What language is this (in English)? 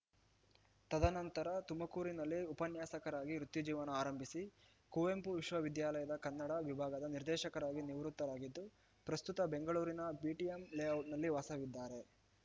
Kannada